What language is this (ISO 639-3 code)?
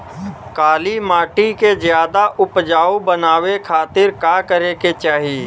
bho